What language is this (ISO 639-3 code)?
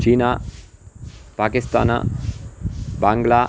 san